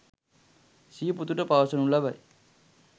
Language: Sinhala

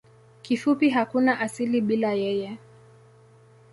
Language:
Swahili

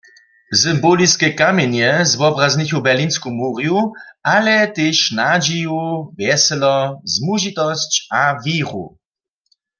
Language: Upper Sorbian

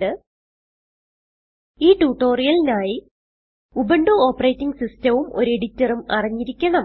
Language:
Malayalam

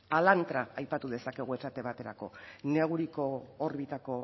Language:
Basque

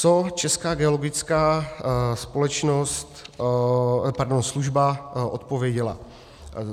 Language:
Czech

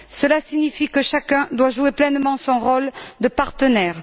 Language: French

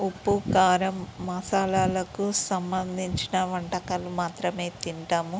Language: Telugu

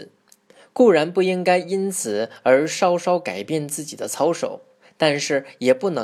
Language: Chinese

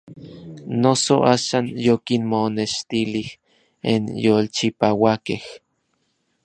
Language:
Orizaba Nahuatl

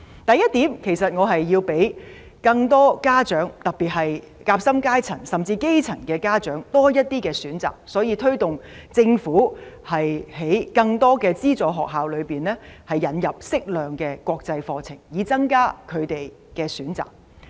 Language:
Cantonese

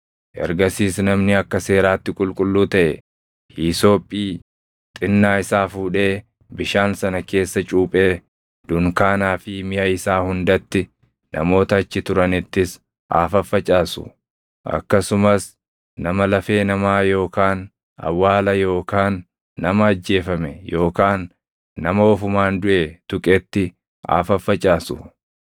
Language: Oromo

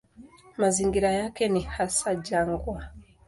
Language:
Swahili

